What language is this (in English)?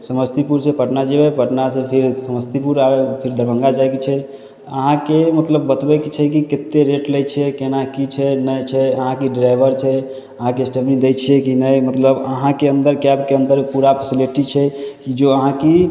Maithili